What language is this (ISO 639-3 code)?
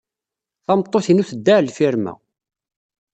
kab